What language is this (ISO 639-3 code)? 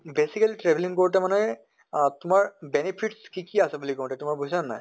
asm